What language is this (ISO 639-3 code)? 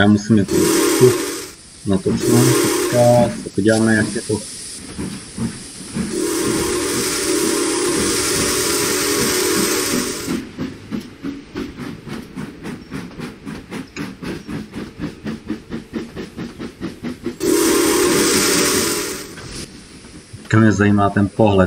ces